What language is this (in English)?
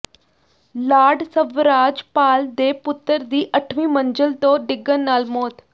Punjabi